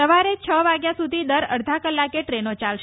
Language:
Gujarati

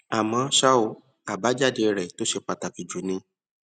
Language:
Yoruba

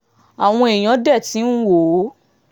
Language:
Yoruba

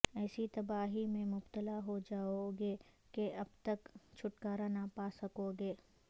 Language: Urdu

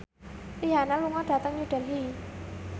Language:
Javanese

